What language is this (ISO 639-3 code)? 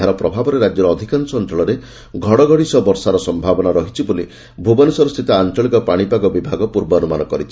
ori